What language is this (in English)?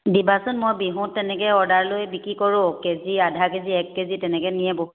Assamese